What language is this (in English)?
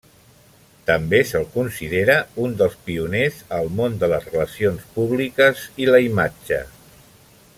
Catalan